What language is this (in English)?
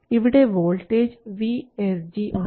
Malayalam